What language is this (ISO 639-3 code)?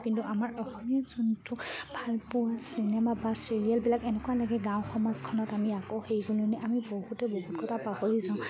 asm